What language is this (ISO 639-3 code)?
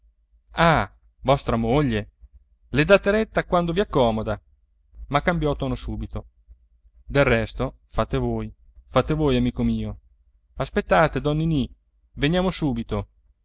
ita